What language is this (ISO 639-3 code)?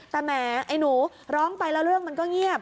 tha